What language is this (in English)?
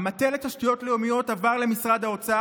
Hebrew